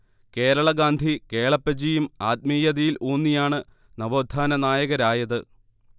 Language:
Malayalam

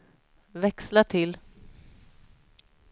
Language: Swedish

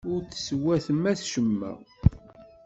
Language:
Kabyle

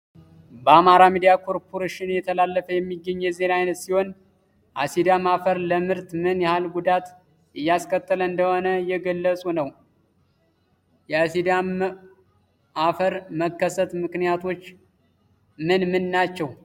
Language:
Amharic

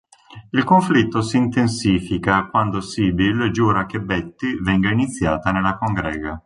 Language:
Italian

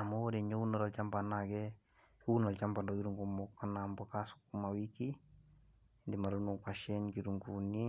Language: Masai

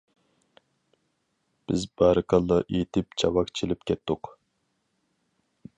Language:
Uyghur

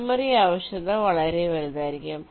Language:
Malayalam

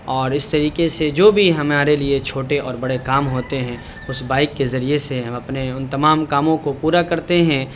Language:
Urdu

